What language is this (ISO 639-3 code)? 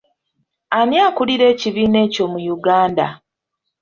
lug